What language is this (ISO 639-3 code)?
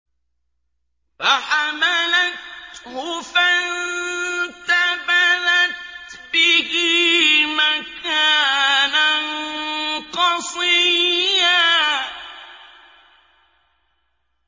ara